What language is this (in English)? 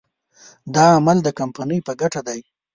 Pashto